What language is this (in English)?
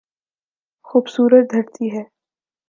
Urdu